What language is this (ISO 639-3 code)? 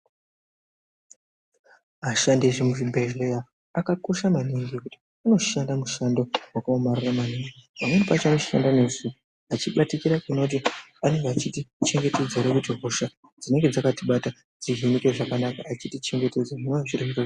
ndc